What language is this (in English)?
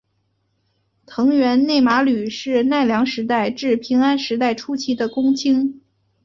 Chinese